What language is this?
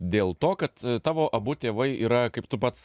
Lithuanian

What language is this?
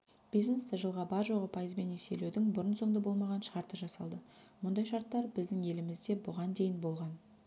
Kazakh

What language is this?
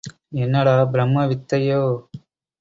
Tamil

